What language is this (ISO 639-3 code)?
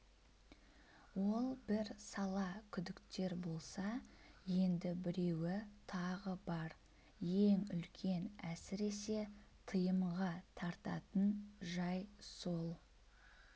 kaz